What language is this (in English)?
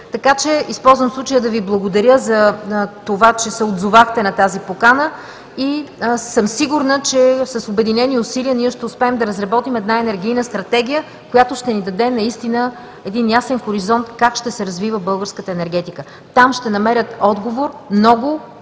Bulgarian